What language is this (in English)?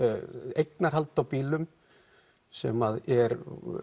Icelandic